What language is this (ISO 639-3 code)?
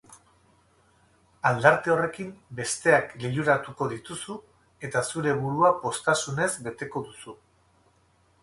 eus